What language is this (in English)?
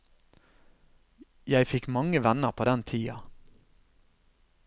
Norwegian